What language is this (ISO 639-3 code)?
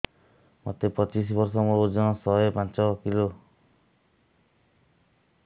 ori